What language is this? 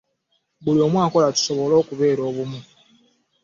Ganda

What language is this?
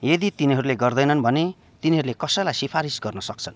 Nepali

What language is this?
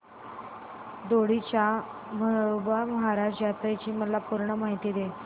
Marathi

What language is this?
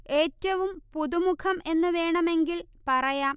Malayalam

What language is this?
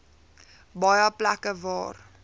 Afrikaans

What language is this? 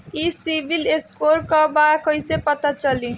Bhojpuri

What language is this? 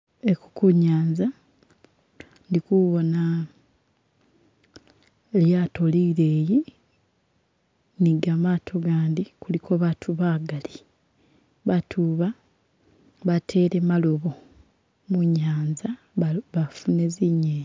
Masaaba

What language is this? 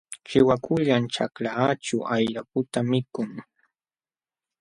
Jauja Wanca Quechua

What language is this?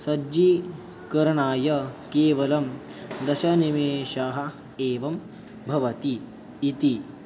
Sanskrit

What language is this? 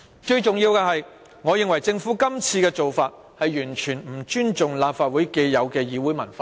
Cantonese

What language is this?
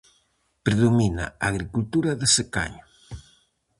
Galician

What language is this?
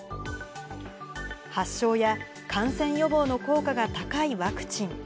Japanese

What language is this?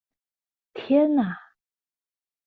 Chinese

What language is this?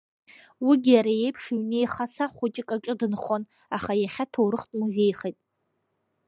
Abkhazian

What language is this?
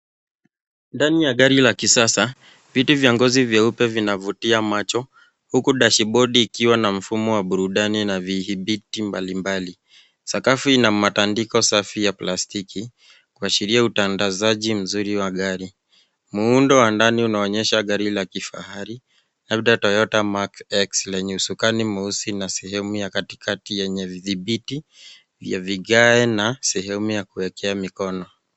Swahili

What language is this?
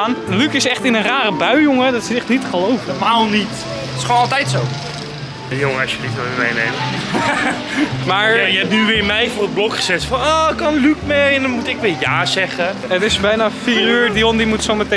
Dutch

